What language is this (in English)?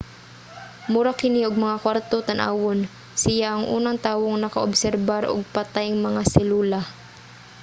Cebuano